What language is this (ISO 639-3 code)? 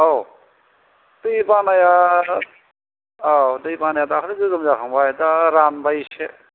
brx